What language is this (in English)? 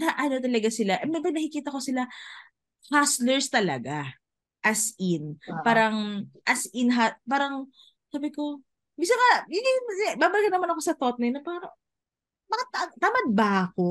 Filipino